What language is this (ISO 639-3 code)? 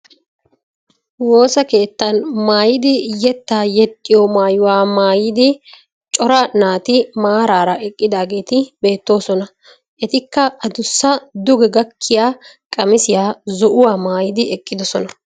wal